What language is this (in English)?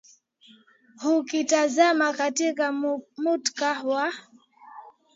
Swahili